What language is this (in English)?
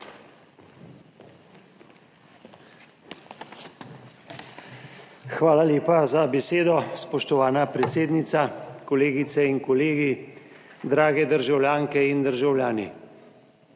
Slovenian